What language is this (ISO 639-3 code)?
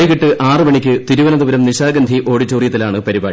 mal